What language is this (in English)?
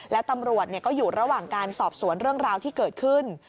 Thai